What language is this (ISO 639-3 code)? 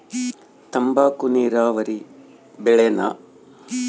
kan